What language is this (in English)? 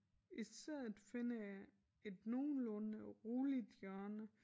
Danish